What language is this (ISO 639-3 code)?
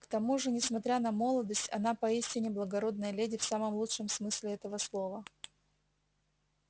rus